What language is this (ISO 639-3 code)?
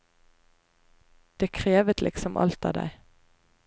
nor